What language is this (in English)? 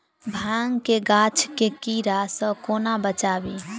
Maithili